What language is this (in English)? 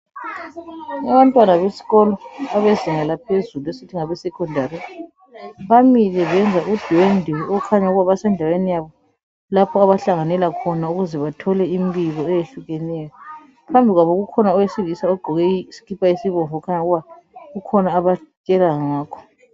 North Ndebele